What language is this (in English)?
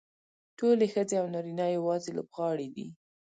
Pashto